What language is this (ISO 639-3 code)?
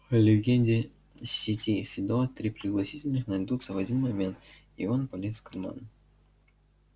rus